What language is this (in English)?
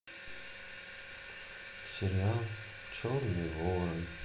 Russian